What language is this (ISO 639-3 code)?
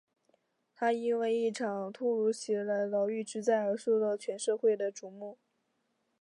zho